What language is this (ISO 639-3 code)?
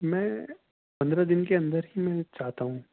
urd